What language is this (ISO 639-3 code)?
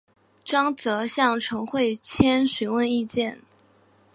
zho